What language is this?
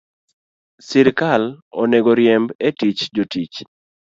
Luo (Kenya and Tanzania)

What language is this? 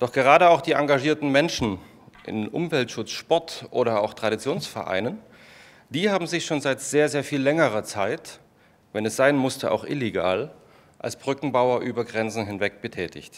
German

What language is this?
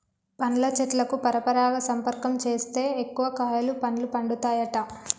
Telugu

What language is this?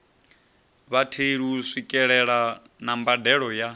Venda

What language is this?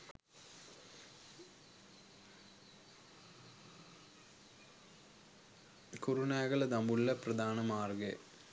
Sinhala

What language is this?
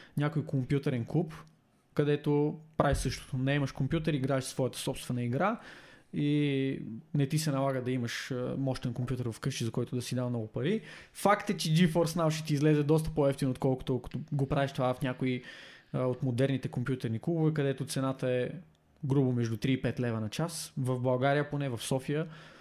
Bulgarian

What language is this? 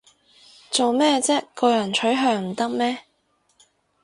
Cantonese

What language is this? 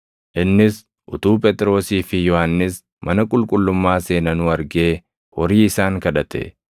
Oromo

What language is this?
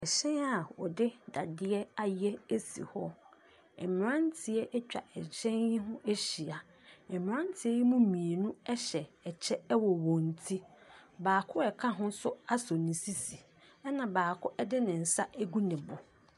Akan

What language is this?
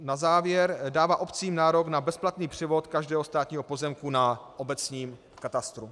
Czech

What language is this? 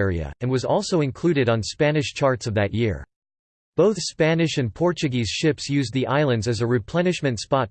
English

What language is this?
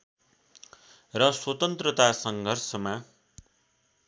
Nepali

